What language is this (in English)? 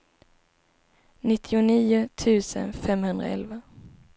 Swedish